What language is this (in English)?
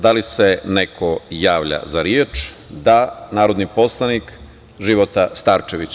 Serbian